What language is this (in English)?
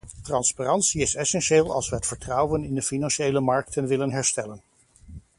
Dutch